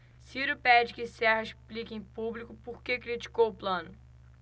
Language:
Portuguese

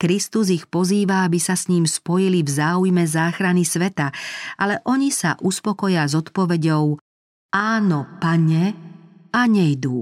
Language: Slovak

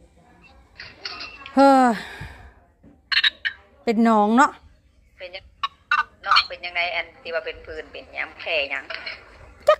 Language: Thai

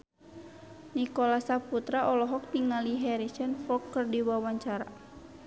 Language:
Sundanese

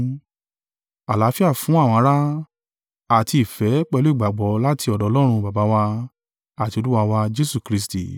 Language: Yoruba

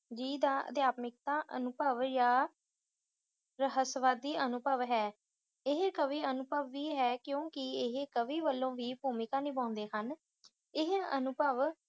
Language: Punjabi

